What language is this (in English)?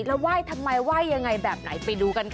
Thai